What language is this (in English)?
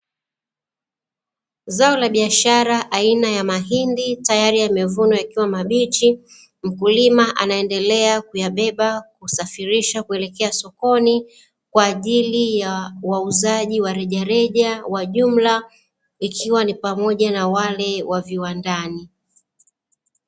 Swahili